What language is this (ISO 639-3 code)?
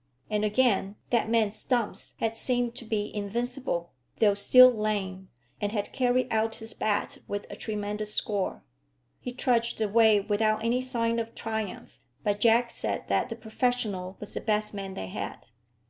eng